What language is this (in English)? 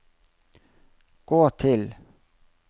Norwegian